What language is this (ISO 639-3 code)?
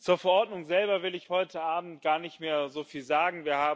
deu